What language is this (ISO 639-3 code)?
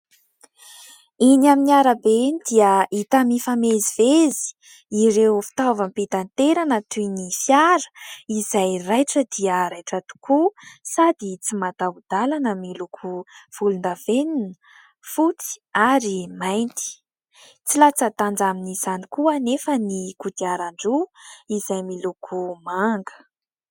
mlg